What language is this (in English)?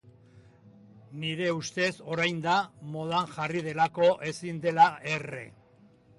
Basque